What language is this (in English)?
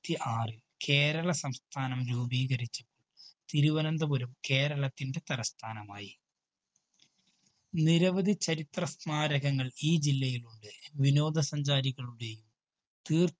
Malayalam